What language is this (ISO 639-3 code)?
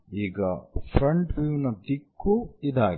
kan